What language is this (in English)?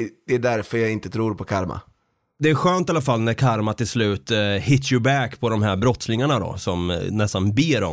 Swedish